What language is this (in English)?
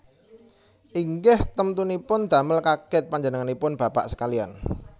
Javanese